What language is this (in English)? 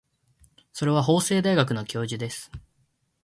Japanese